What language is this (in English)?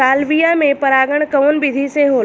Bhojpuri